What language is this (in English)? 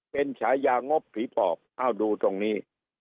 Thai